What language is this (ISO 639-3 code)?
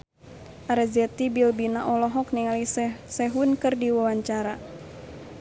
sun